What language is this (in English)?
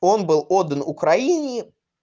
Russian